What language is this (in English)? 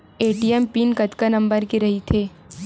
Chhattisgarhi